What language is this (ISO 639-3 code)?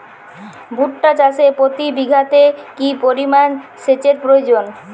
ben